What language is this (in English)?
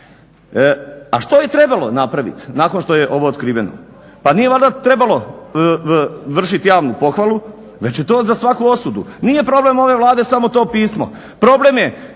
Croatian